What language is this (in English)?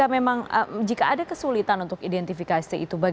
Indonesian